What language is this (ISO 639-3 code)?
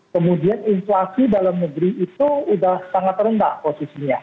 ind